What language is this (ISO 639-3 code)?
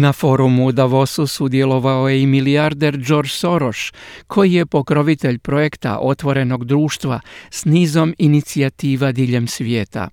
hrv